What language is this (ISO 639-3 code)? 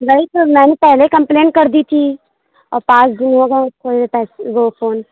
urd